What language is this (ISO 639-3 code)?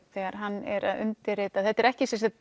isl